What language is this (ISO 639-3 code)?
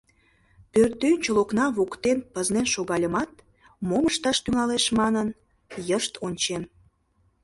chm